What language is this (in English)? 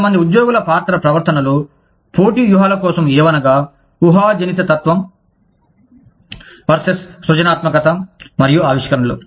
Telugu